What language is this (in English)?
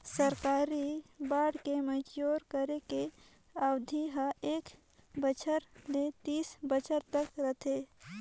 Chhattisgarhi